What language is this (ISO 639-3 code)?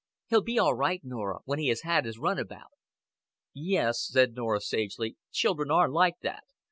eng